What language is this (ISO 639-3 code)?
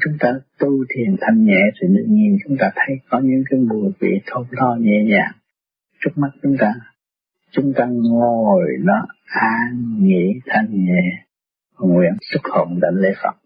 vie